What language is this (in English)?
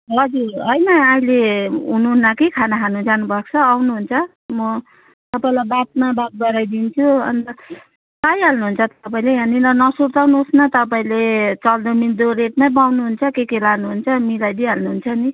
Nepali